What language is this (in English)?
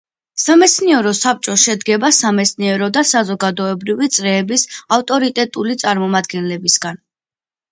Georgian